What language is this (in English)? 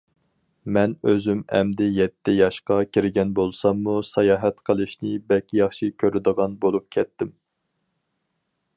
Uyghur